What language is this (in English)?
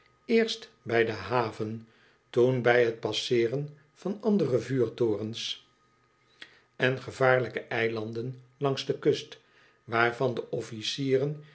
Dutch